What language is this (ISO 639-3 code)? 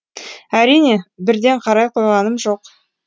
kaz